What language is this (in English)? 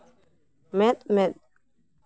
Santali